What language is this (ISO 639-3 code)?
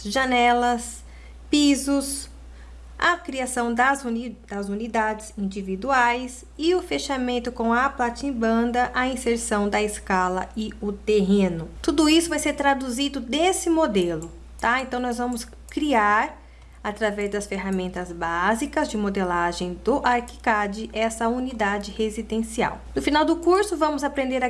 por